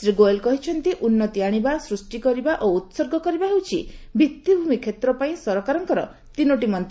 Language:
Odia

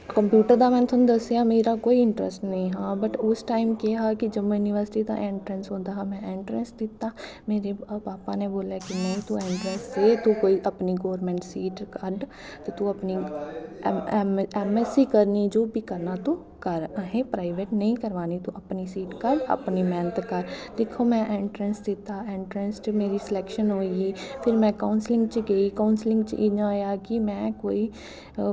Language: Dogri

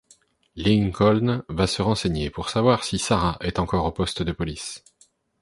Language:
French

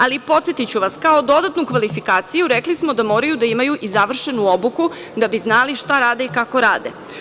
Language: Serbian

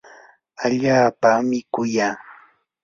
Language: Yanahuanca Pasco Quechua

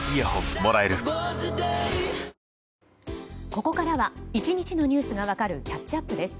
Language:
Japanese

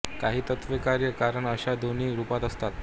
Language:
Marathi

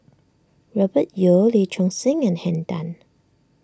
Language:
English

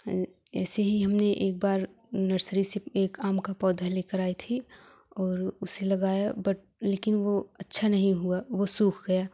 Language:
Hindi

